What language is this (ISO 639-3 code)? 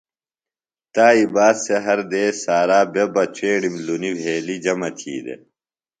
phl